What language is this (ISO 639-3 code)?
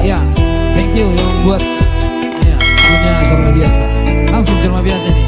ind